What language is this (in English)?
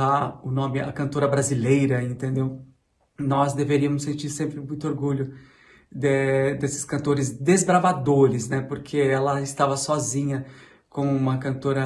Portuguese